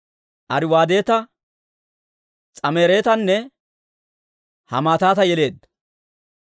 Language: Dawro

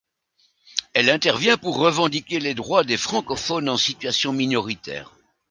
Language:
French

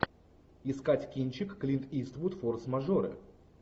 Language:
Russian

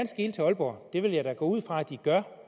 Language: Danish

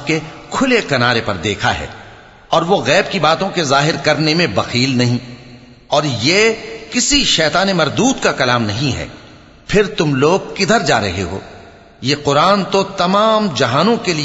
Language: Arabic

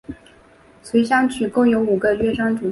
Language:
Chinese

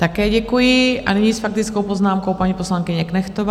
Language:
Czech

